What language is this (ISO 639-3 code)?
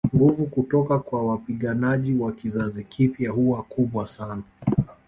swa